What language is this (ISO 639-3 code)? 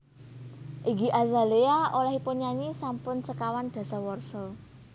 jav